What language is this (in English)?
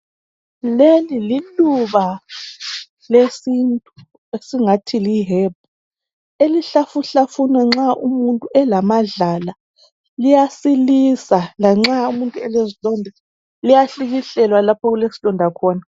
North Ndebele